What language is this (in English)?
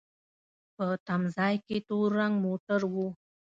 Pashto